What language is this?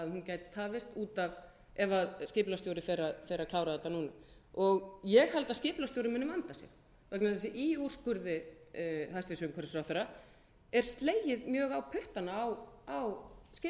Icelandic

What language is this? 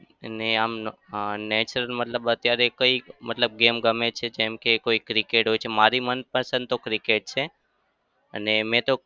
Gujarati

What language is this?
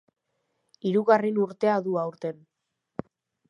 Basque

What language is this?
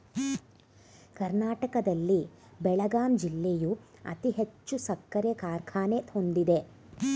Kannada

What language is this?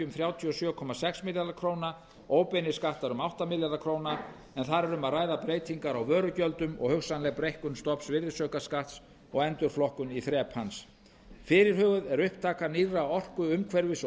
Icelandic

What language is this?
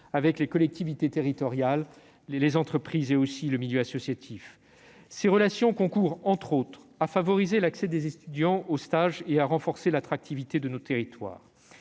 French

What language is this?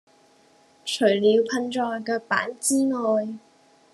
Cantonese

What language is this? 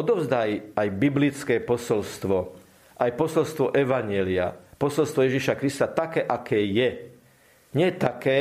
Slovak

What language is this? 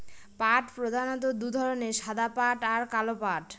Bangla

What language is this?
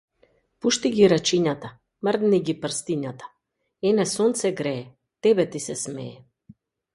Macedonian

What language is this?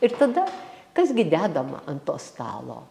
Lithuanian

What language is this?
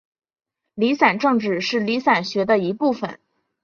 Chinese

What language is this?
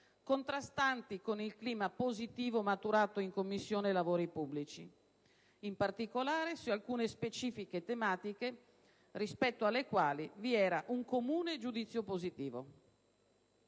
Italian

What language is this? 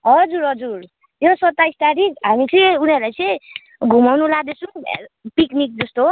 Nepali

